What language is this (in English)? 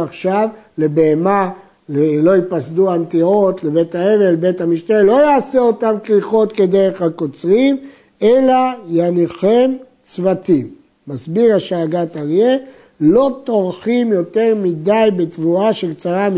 Hebrew